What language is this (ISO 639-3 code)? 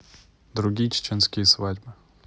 rus